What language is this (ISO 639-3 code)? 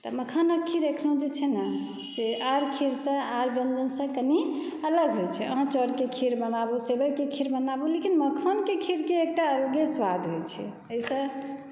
mai